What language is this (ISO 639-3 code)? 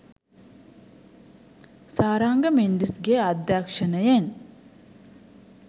sin